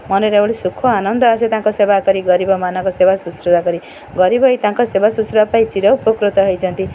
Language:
Odia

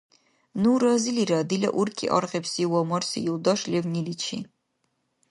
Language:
Dargwa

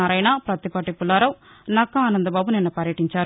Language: Telugu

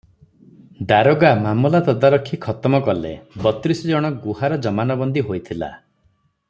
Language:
Odia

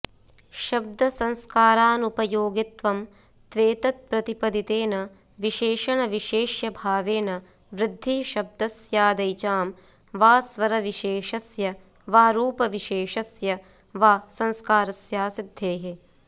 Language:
Sanskrit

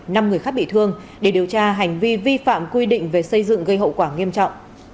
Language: Vietnamese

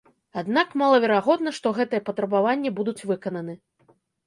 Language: Belarusian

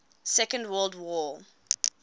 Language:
English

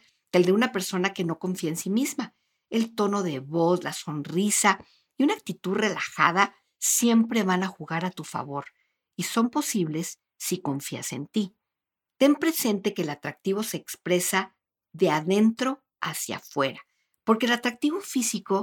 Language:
Spanish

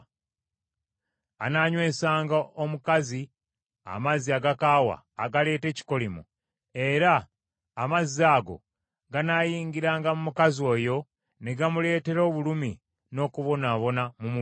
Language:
Ganda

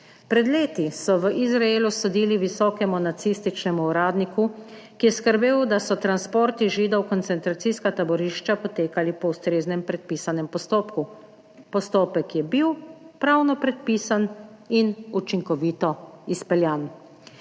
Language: Slovenian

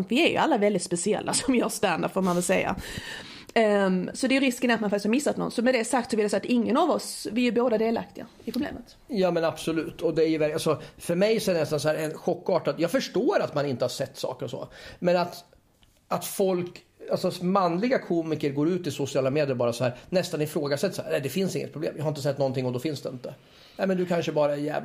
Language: Swedish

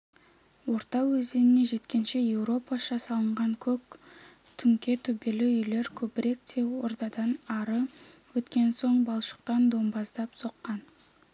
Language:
Kazakh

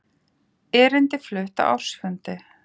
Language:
Icelandic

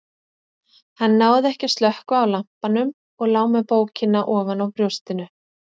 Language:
Icelandic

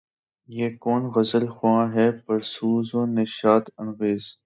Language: Urdu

